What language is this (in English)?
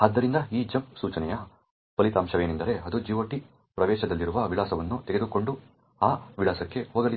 Kannada